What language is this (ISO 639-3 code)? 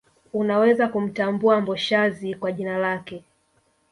swa